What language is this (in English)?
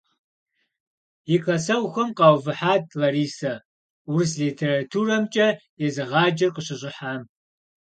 Kabardian